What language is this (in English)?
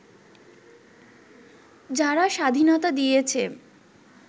Bangla